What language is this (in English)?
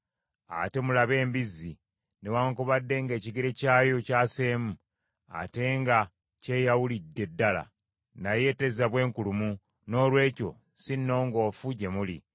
Ganda